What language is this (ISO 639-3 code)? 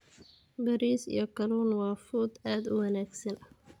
som